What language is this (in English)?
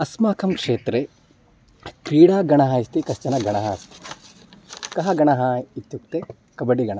Sanskrit